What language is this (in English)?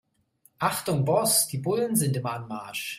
German